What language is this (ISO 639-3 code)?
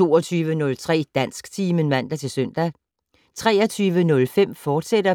dan